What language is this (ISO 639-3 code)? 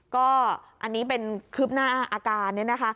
tha